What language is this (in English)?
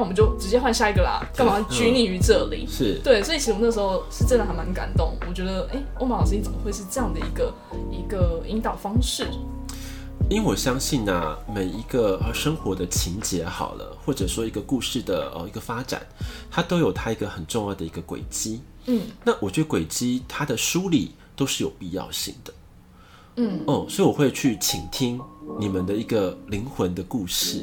Chinese